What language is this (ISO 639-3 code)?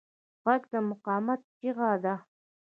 pus